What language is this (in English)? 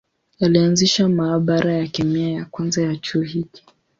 Swahili